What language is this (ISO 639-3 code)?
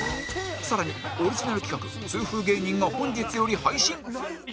jpn